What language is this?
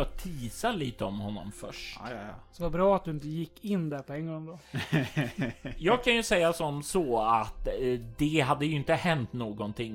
Swedish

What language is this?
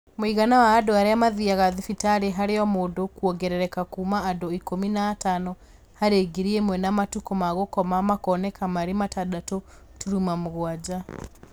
Kikuyu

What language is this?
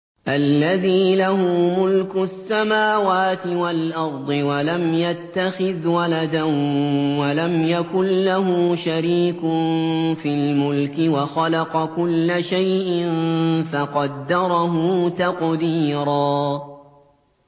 Arabic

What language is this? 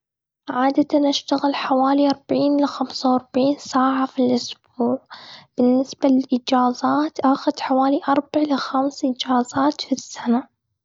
Gulf Arabic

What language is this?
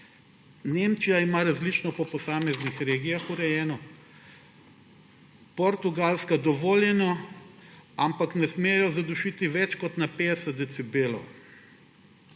Slovenian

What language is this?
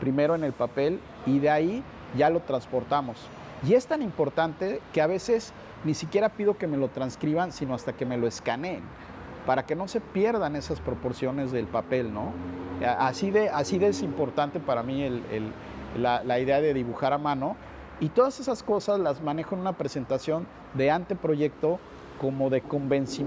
Spanish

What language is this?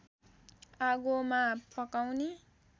Nepali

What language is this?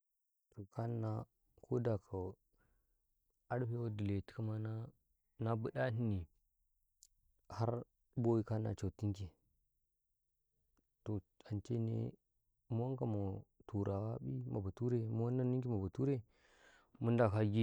Karekare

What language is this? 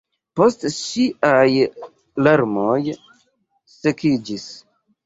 Esperanto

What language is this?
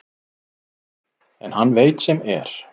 Icelandic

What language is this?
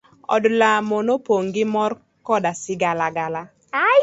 Luo (Kenya and Tanzania)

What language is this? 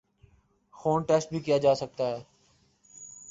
Urdu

